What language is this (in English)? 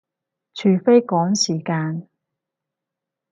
Cantonese